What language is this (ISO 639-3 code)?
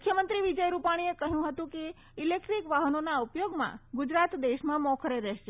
guj